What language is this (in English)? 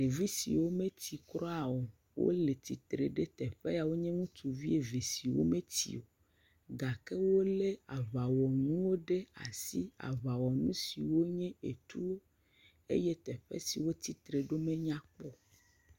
Ewe